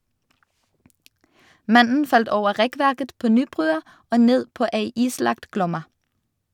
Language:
Norwegian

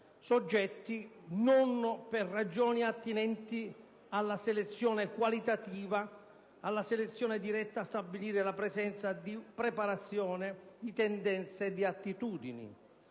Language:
Italian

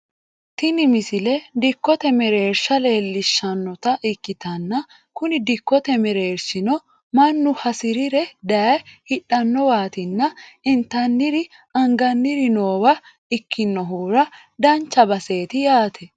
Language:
Sidamo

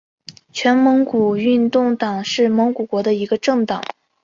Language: Chinese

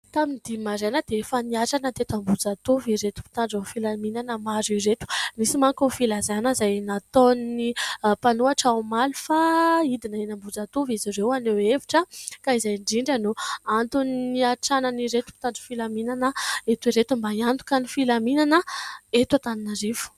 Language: Malagasy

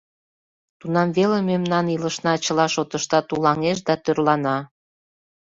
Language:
Mari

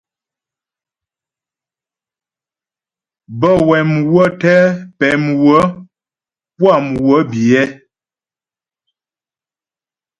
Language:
Ghomala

